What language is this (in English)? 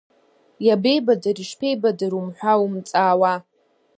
Abkhazian